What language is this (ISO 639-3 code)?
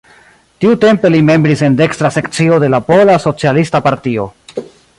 epo